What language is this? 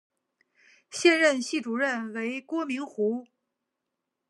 Chinese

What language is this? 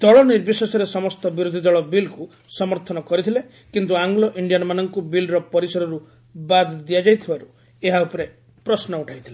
Odia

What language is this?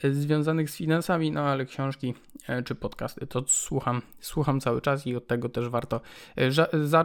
Polish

